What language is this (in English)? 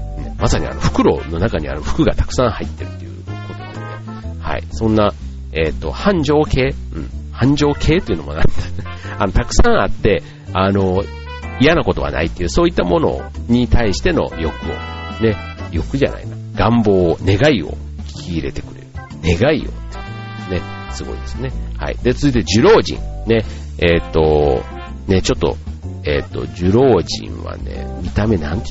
Japanese